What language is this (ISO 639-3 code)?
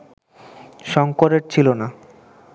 ben